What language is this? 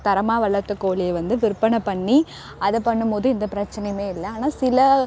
Tamil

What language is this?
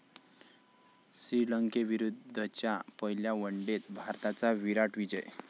Marathi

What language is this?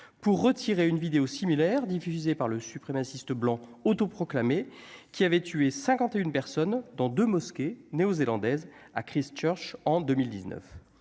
French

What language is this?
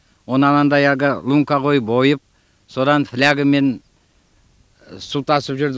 Kazakh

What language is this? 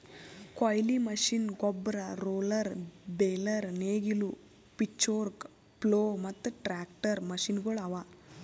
Kannada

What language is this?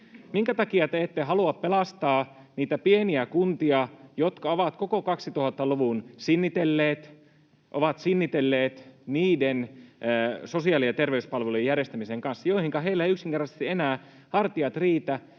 Finnish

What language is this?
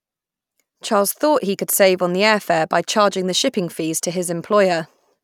English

